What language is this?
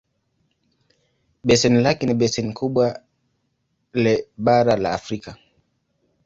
Swahili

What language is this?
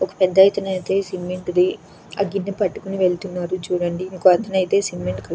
Telugu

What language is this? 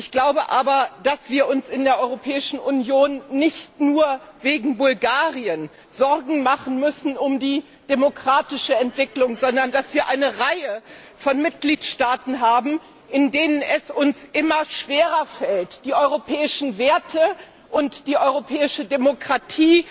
German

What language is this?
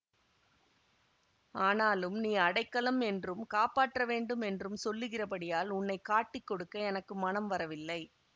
Tamil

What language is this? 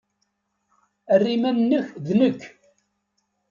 Kabyle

